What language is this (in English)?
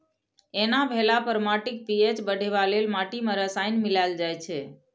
Maithili